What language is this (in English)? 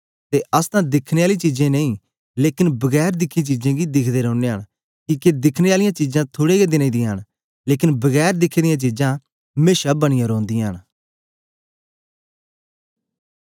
Dogri